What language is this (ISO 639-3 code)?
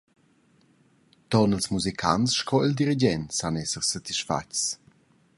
roh